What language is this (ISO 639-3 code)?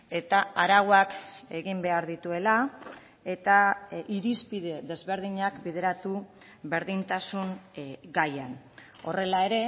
eus